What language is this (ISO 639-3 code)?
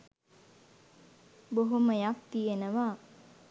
sin